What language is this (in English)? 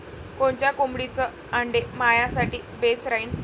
Marathi